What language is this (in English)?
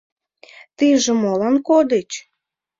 Mari